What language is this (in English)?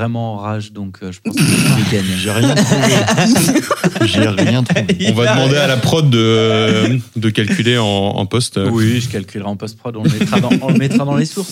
French